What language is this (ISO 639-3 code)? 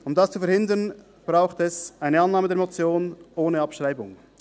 gsw